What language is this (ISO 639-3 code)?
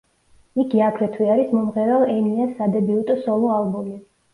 kat